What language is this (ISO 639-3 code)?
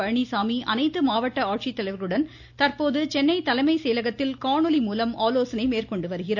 tam